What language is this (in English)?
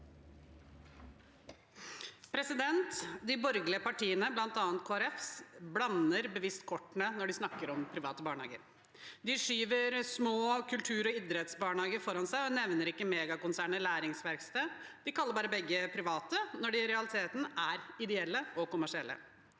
Norwegian